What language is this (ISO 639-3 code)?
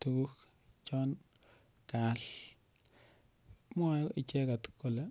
kln